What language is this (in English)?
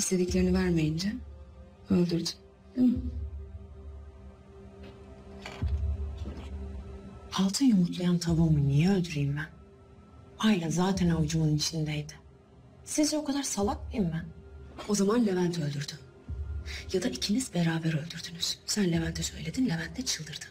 Turkish